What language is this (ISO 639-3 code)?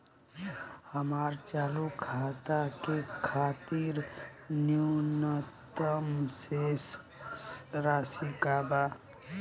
bho